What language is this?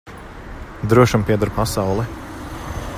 Latvian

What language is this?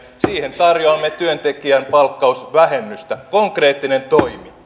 Finnish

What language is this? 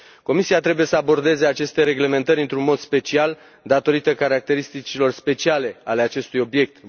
Romanian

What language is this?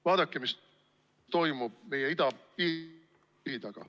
Estonian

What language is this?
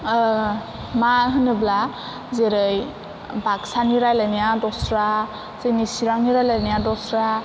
Bodo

